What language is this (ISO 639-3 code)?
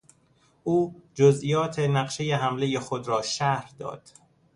fas